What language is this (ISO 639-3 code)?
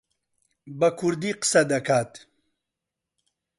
ckb